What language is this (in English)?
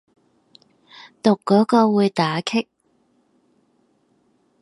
Cantonese